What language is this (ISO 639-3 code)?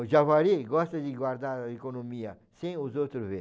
por